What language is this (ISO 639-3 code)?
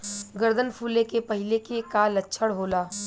bho